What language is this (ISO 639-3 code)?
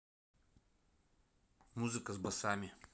rus